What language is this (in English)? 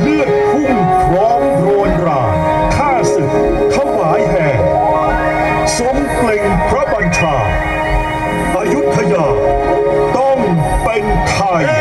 Thai